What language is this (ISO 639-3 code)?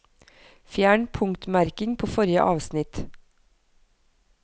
nor